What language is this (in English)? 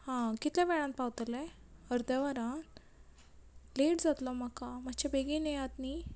Konkani